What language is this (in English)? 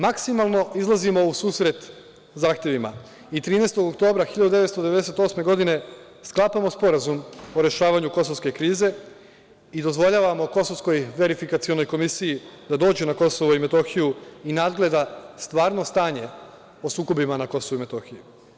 Serbian